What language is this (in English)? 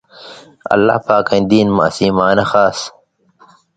Indus Kohistani